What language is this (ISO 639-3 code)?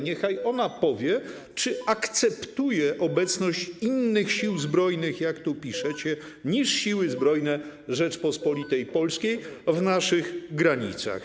pol